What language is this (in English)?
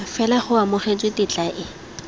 Tswana